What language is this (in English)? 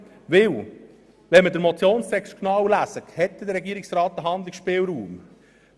Swiss German